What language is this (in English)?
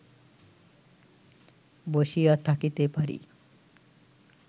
Bangla